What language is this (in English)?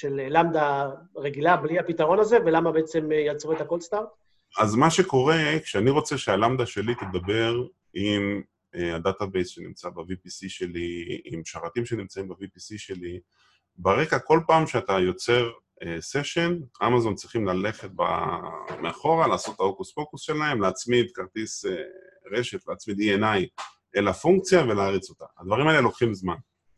Hebrew